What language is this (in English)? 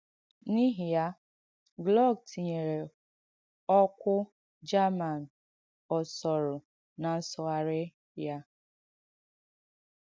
Igbo